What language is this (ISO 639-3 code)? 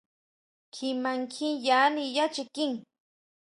mau